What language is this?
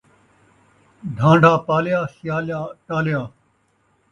Saraiki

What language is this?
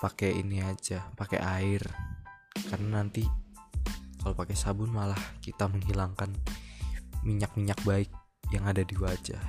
Indonesian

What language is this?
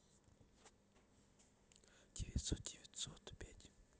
Russian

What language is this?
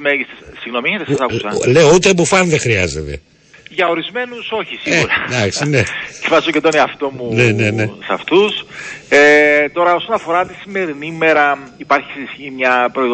Greek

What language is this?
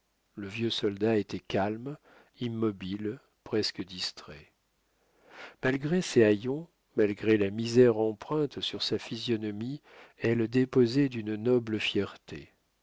French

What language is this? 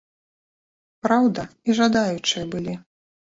Belarusian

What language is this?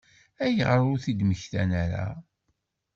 Kabyle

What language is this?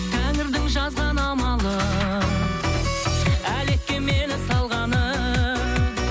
Kazakh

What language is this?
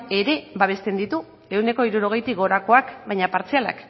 Basque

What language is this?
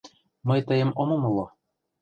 Mari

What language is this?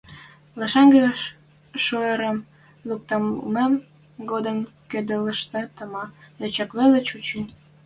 Western Mari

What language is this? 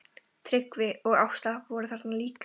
Icelandic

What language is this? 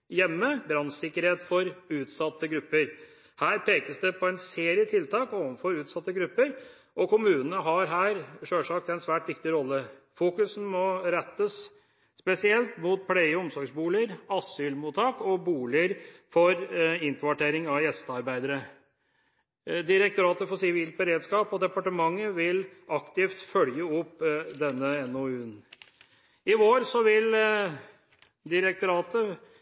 Norwegian Bokmål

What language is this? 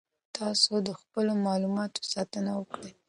Pashto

